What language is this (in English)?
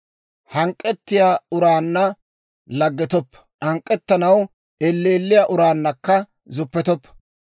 Dawro